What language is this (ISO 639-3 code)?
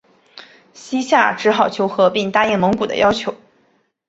zho